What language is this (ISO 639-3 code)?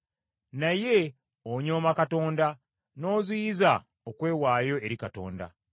lug